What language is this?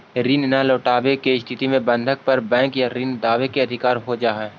Magahi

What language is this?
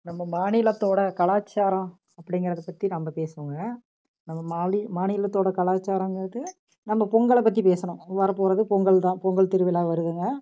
Tamil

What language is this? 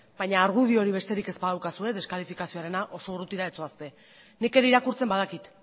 Basque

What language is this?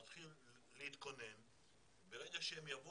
Hebrew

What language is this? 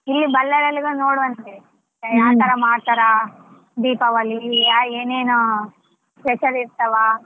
Kannada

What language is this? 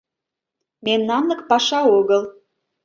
Mari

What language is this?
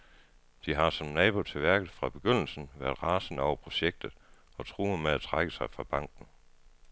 Danish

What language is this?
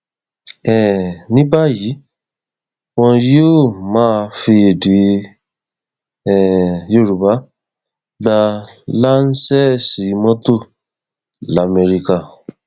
Yoruba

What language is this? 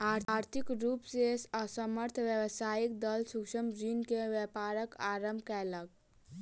Maithili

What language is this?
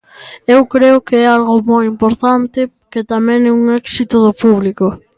Galician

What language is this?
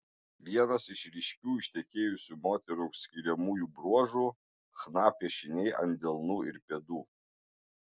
Lithuanian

